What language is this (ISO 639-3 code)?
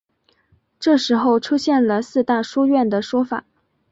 zho